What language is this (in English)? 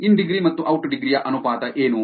Kannada